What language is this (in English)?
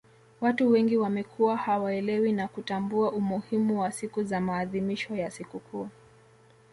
Swahili